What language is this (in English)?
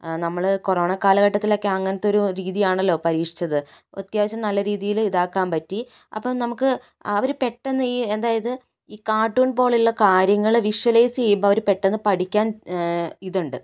Malayalam